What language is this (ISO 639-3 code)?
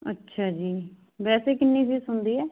pan